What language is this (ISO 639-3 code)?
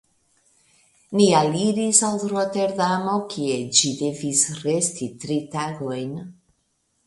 epo